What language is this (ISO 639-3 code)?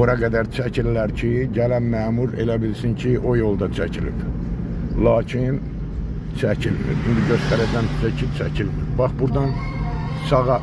tur